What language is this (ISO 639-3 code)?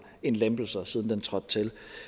dan